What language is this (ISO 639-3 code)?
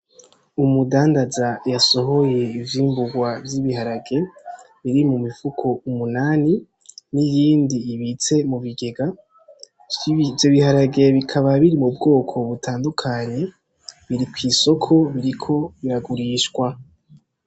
run